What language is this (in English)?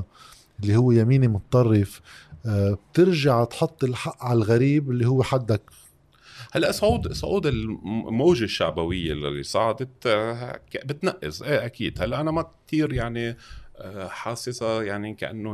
Arabic